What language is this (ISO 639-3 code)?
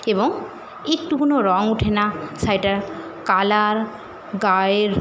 ben